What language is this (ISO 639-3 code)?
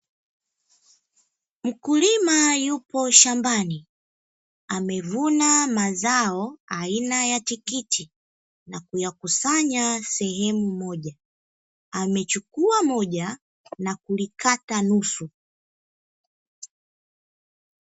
swa